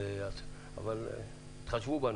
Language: Hebrew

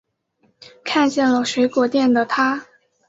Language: Chinese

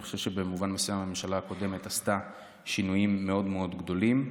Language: Hebrew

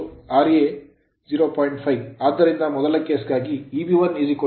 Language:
Kannada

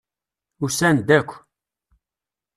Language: Kabyle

